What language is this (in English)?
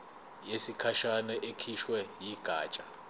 Zulu